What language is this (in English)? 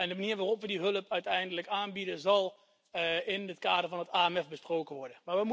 Dutch